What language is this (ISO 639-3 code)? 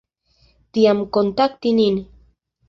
epo